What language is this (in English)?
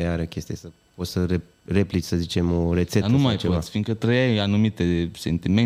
Romanian